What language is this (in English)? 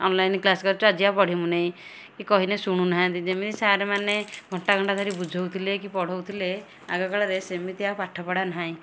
Odia